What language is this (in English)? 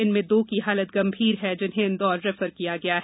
Hindi